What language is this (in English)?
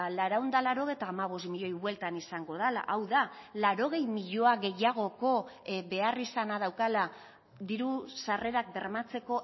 Basque